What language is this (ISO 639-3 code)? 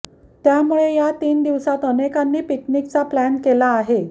mar